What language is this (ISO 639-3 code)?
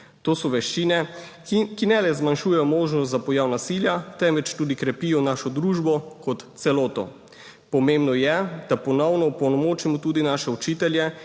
slv